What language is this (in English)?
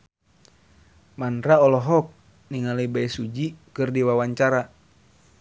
Sundanese